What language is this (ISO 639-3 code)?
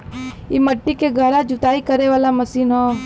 bho